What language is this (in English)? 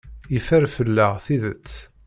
Kabyle